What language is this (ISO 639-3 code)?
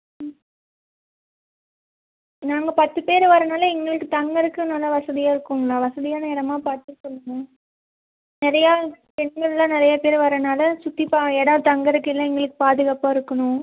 tam